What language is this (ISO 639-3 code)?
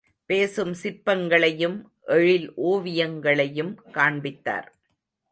tam